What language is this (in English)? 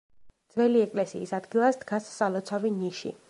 Georgian